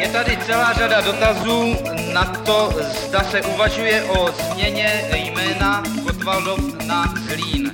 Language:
Czech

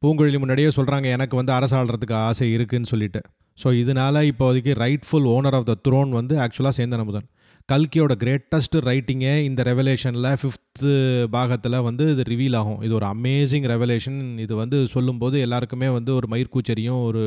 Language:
Tamil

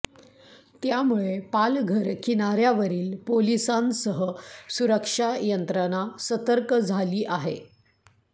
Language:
Marathi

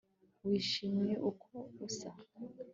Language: Kinyarwanda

